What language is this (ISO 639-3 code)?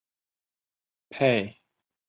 zho